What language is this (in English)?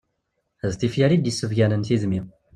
Kabyle